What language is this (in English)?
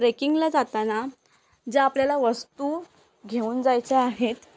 Marathi